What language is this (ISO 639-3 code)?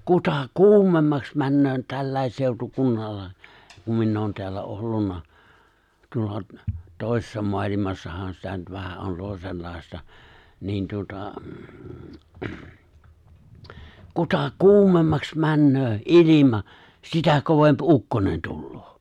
fin